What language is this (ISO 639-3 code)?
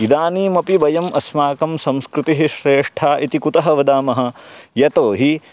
san